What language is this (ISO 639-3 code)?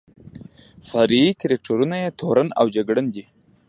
pus